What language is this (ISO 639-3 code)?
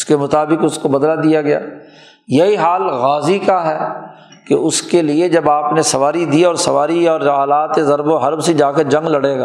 urd